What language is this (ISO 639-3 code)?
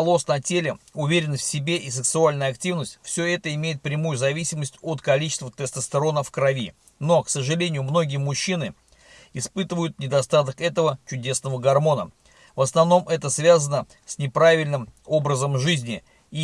rus